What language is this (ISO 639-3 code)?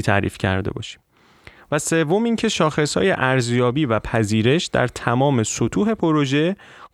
fas